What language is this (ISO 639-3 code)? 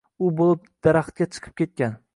uzb